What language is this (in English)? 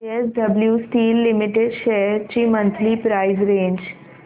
Marathi